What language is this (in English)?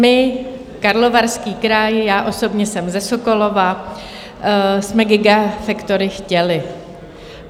Czech